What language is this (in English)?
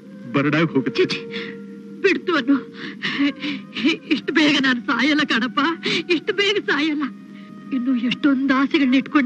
Kannada